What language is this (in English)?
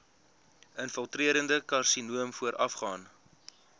Afrikaans